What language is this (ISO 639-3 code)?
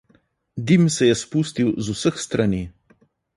slv